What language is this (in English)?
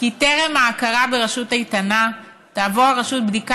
Hebrew